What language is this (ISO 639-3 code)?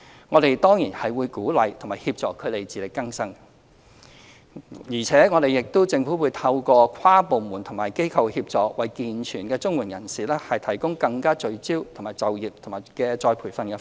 yue